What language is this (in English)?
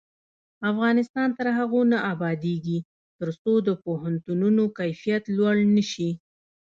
Pashto